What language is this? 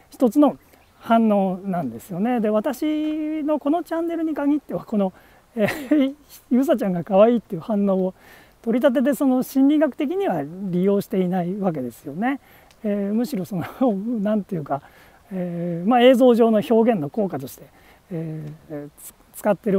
Japanese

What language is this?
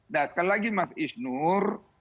Indonesian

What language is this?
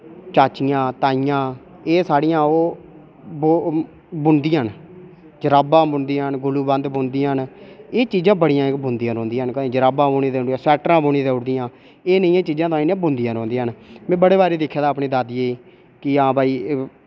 Dogri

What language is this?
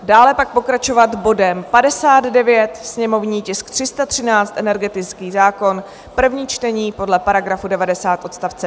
Czech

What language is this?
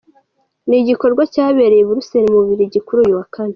Kinyarwanda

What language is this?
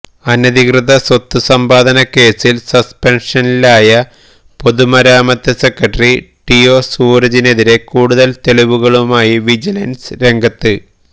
Malayalam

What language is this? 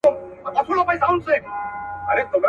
Pashto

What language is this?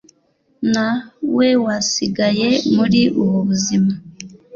Kinyarwanda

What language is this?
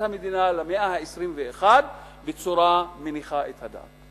Hebrew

